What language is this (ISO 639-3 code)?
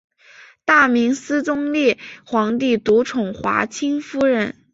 zho